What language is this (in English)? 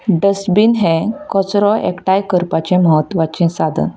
Konkani